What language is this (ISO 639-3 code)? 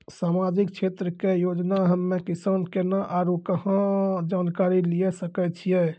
mai